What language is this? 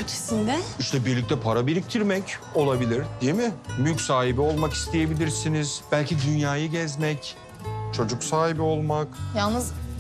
Turkish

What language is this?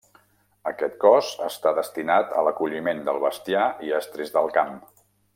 Catalan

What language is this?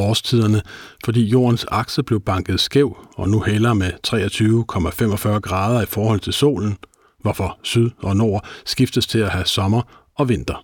Danish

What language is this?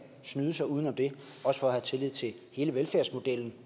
Danish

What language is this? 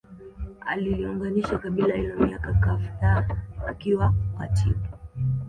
Swahili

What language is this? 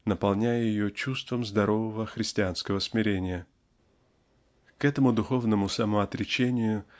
Russian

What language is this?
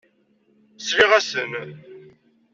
Kabyle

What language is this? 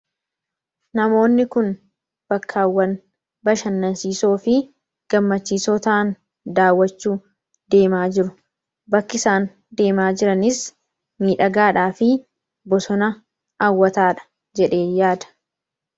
Oromo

